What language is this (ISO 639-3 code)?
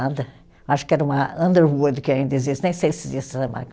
por